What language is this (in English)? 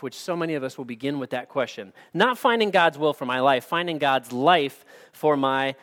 English